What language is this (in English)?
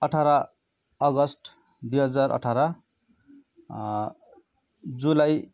Nepali